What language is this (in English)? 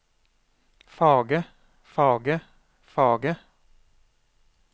Norwegian